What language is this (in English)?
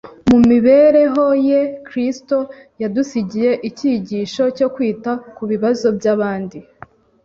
Kinyarwanda